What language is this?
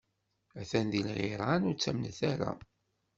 Kabyle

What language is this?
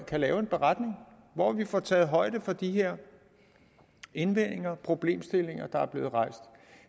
Danish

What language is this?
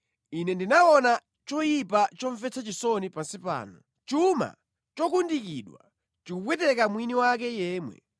Nyanja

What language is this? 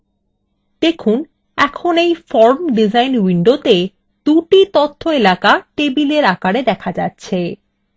Bangla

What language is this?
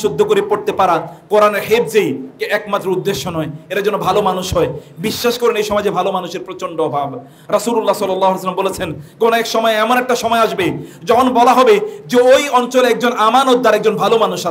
Arabic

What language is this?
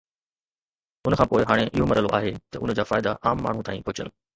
Sindhi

